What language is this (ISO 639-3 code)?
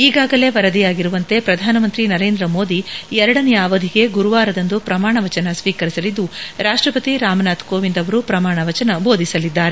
kan